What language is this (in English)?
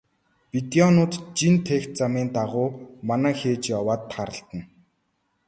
Mongolian